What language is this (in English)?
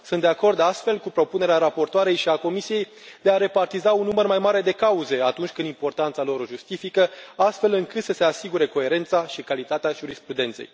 Romanian